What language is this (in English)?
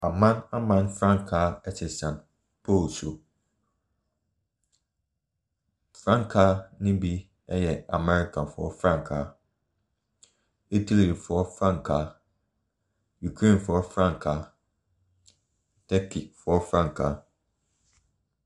Akan